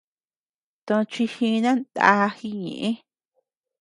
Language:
Tepeuxila Cuicatec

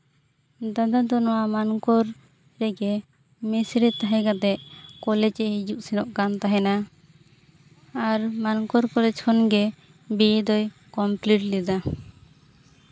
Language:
Santali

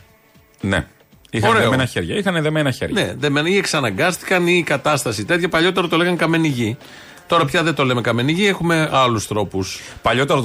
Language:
Greek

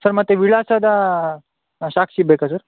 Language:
Kannada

